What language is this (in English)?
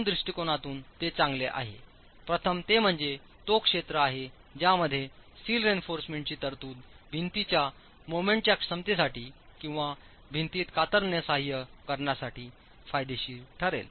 Marathi